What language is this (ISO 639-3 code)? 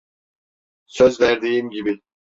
tur